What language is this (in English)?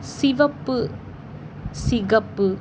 Tamil